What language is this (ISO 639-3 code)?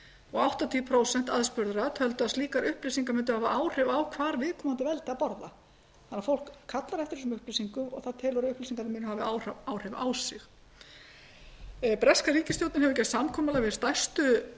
isl